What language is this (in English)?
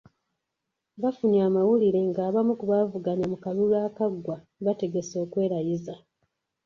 Ganda